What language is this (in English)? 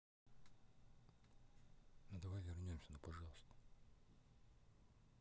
Russian